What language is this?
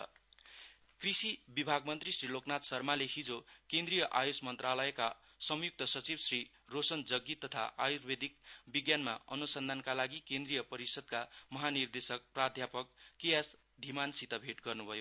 Nepali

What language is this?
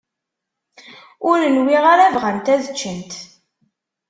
Kabyle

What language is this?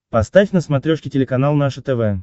Russian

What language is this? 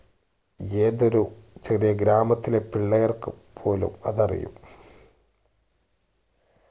Malayalam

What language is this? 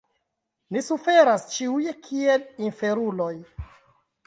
Esperanto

